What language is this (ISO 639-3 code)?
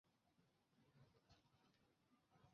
zho